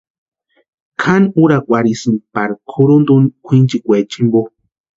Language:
Western Highland Purepecha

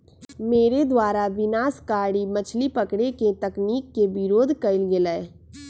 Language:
Magahi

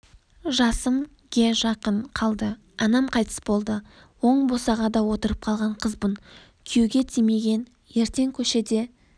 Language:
Kazakh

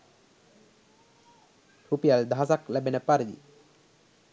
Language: Sinhala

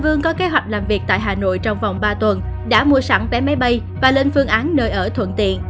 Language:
Vietnamese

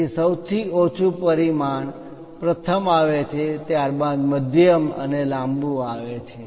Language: Gujarati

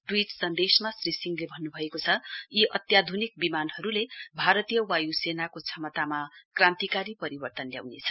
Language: Nepali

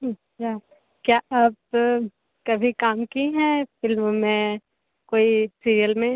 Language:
Hindi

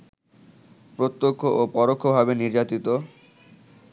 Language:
Bangla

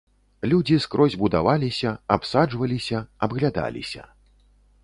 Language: Belarusian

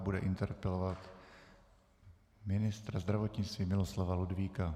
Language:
Czech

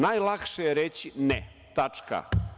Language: Serbian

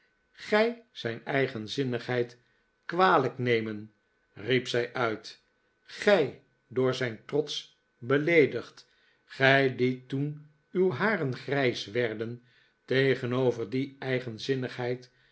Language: Dutch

